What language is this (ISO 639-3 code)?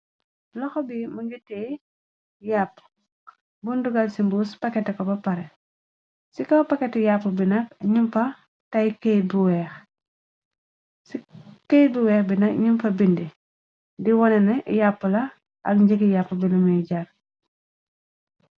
wol